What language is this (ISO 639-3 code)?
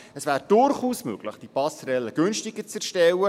gsw